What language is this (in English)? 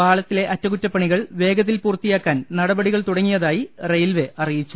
Malayalam